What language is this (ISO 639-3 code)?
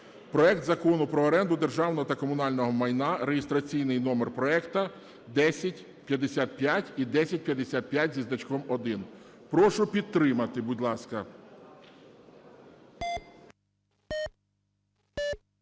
ukr